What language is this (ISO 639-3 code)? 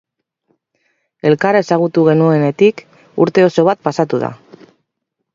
eus